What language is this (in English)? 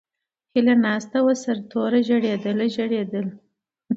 Pashto